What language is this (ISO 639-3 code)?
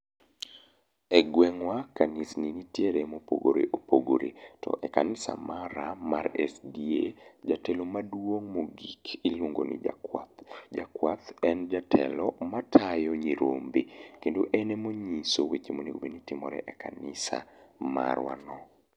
luo